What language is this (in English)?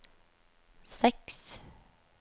Norwegian